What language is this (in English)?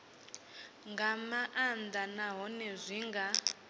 Venda